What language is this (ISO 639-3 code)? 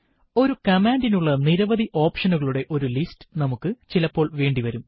mal